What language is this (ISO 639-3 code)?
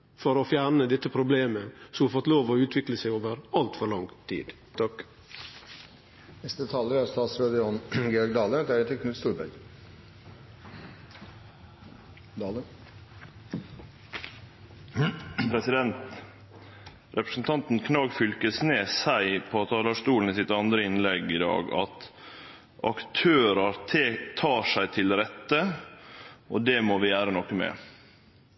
nno